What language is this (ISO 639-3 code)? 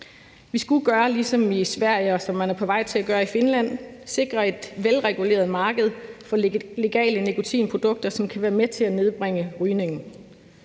dan